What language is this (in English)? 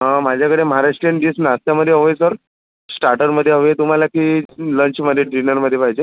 Marathi